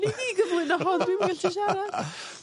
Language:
Welsh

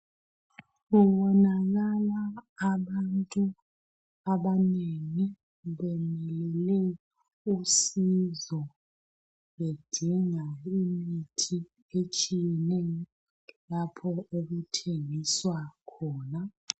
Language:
North Ndebele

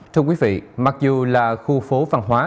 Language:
Vietnamese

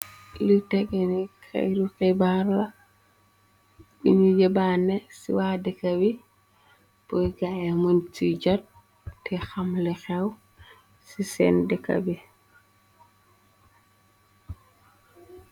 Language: Wolof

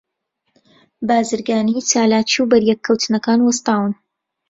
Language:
Central Kurdish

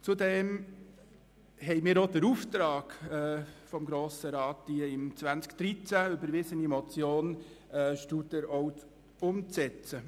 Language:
Swiss German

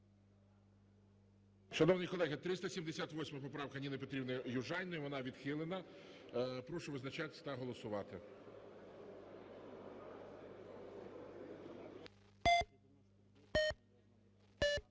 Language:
Ukrainian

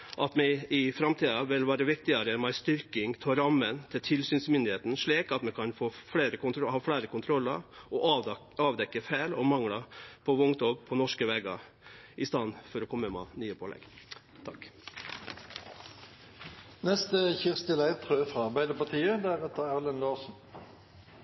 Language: Norwegian Nynorsk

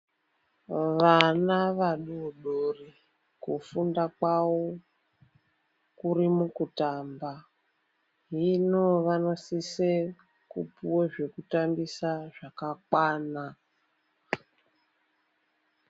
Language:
Ndau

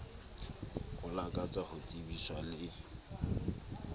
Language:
Southern Sotho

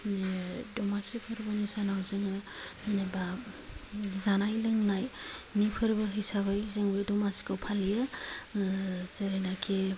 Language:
Bodo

